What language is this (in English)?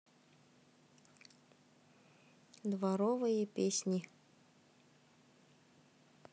Russian